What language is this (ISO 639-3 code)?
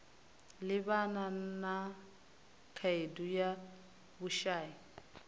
ven